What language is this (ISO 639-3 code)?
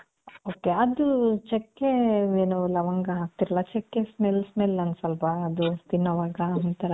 kan